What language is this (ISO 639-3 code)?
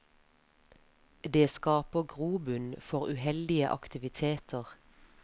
nor